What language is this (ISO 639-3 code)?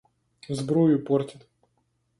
rus